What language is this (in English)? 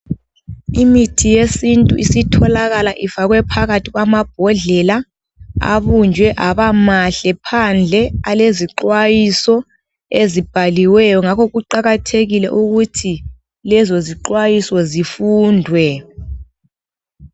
North Ndebele